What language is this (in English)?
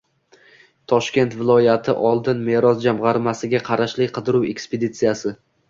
Uzbek